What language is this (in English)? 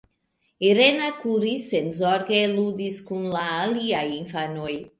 Esperanto